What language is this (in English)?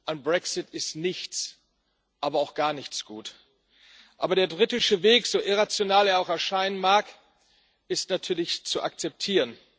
German